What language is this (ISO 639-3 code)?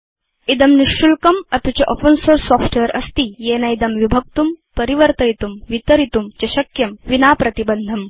san